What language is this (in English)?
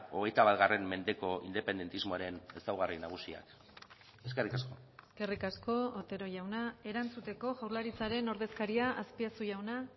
Basque